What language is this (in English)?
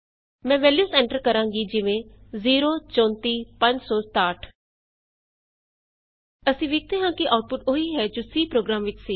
Punjabi